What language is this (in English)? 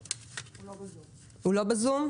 Hebrew